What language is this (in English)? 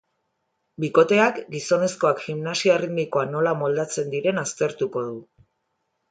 Basque